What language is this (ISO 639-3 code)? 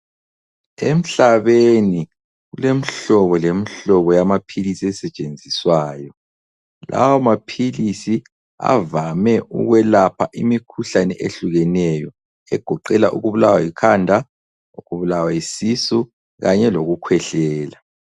nde